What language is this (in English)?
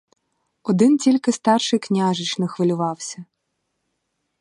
Ukrainian